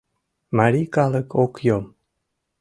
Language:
Mari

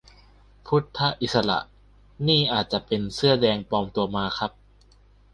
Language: Thai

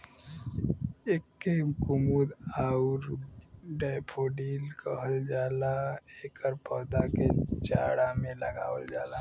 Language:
Bhojpuri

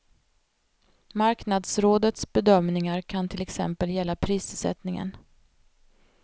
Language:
Swedish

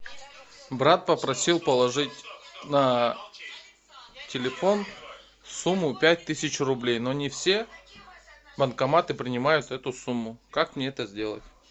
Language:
Russian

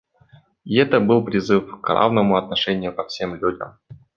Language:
Russian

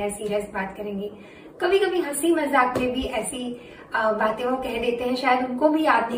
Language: Hindi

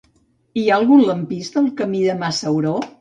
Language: Catalan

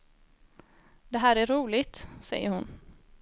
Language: Swedish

